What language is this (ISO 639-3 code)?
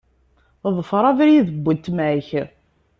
kab